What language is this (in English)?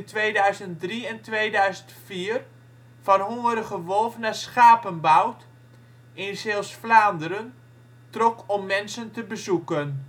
Dutch